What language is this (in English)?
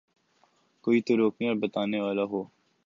Urdu